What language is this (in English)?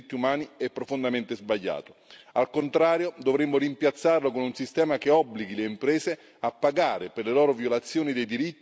Italian